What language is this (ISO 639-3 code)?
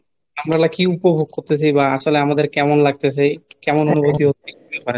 ben